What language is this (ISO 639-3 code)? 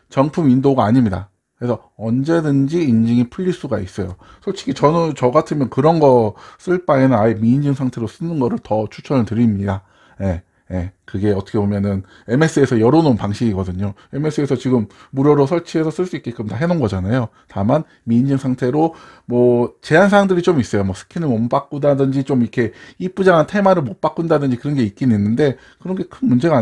kor